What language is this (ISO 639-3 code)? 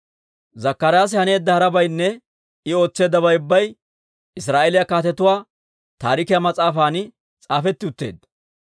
dwr